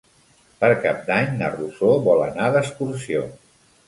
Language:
Catalan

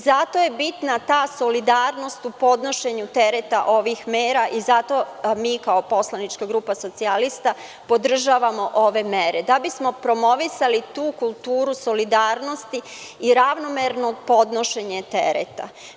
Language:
Serbian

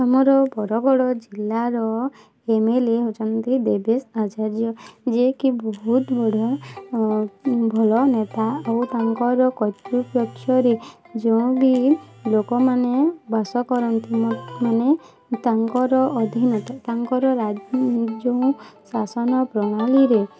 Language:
Odia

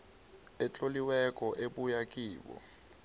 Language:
South Ndebele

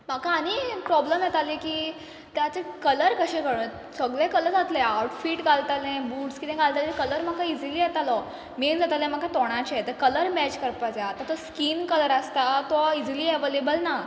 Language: Konkani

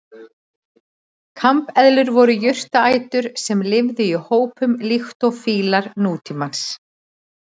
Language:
Icelandic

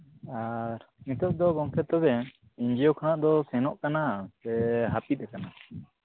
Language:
Santali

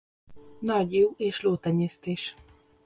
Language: Hungarian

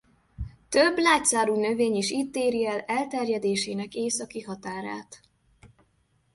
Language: Hungarian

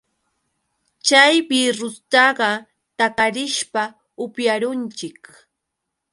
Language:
Yauyos Quechua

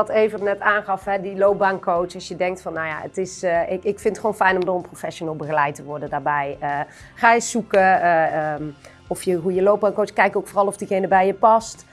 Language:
Dutch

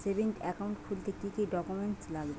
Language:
Bangla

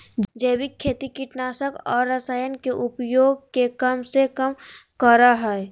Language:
Magahi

